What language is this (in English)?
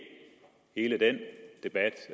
Danish